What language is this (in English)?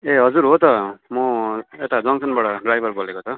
Nepali